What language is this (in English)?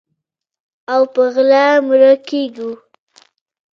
Pashto